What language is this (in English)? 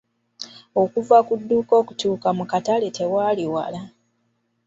Ganda